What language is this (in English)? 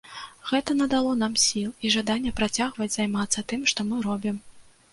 Belarusian